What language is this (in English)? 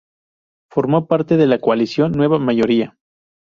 Spanish